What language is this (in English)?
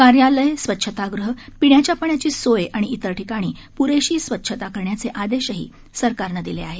Marathi